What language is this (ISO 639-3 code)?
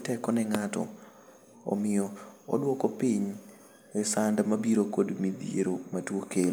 luo